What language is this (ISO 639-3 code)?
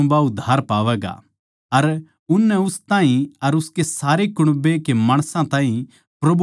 bgc